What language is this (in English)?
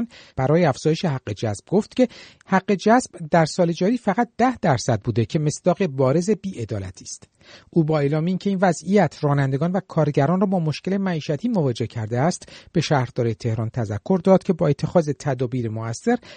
Persian